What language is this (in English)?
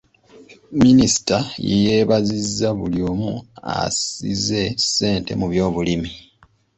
Ganda